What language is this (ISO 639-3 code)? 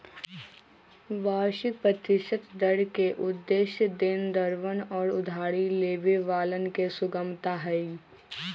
mag